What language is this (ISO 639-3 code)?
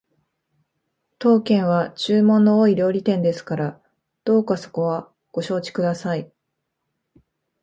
jpn